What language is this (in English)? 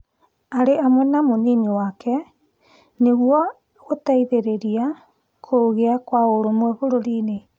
Kikuyu